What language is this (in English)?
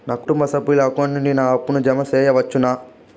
Telugu